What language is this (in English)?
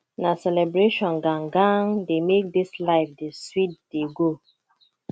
Nigerian Pidgin